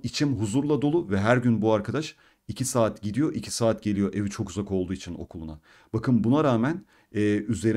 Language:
Turkish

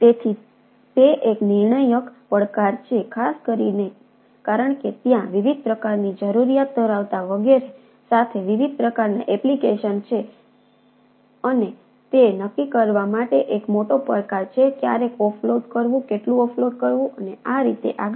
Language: Gujarati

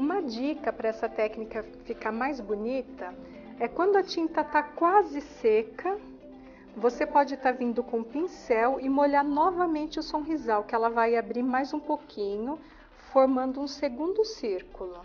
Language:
Portuguese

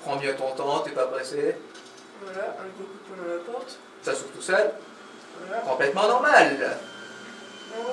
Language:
French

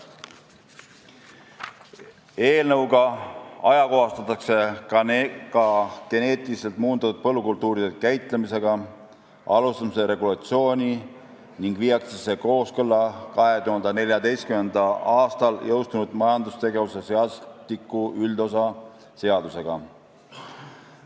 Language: Estonian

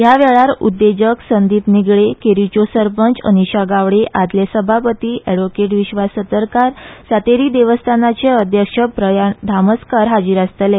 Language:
Konkani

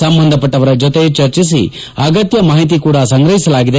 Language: Kannada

